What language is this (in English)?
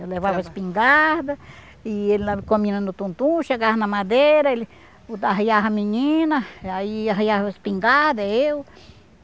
Portuguese